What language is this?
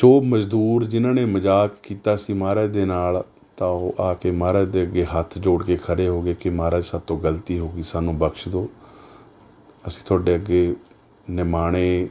Punjabi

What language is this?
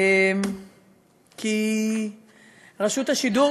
Hebrew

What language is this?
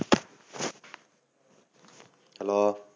Bangla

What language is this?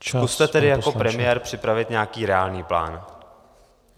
Czech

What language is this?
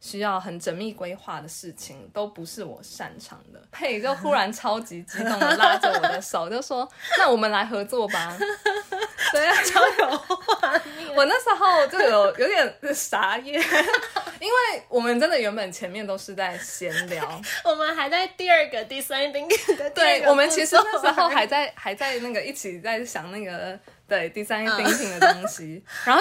Chinese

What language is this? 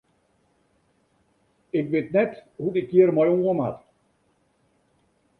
Western Frisian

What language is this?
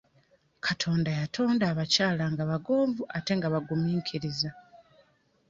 Ganda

